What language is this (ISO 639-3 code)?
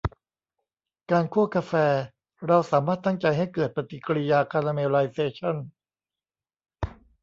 tha